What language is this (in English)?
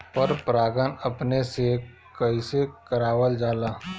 Bhojpuri